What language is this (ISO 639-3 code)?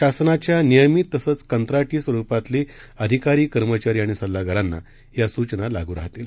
mar